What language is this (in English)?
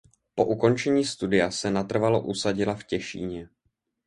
Czech